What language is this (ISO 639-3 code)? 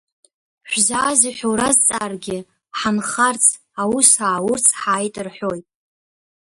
abk